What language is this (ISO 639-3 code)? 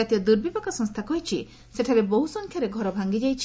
ori